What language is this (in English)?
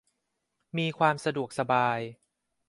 Thai